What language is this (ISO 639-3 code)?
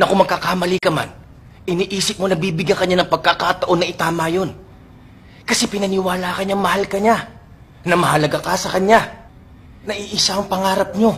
fil